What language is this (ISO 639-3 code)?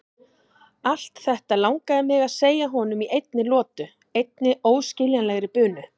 isl